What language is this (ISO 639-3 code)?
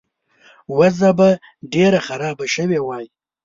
pus